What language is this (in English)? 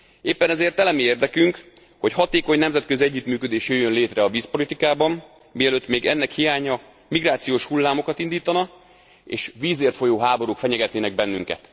Hungarian